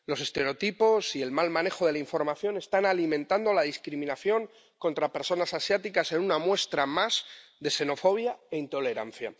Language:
Spanish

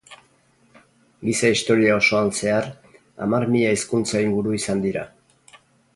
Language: Basque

